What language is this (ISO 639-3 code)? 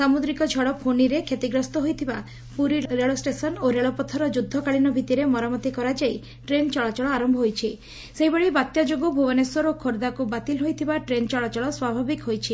ori